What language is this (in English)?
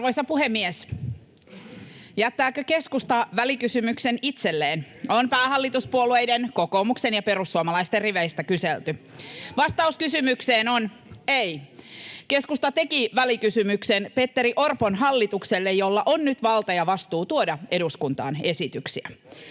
Finnish